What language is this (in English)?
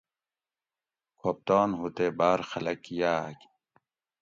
Gawri